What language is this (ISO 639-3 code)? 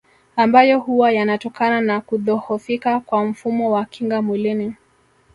swa